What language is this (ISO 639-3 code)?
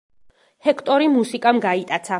kat